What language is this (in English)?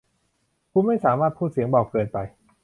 Thai